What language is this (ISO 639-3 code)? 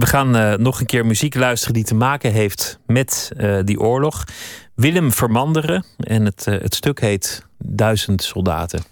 nld